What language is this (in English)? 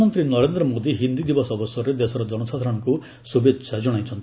Odia